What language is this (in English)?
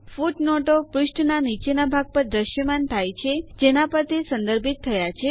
Gujarati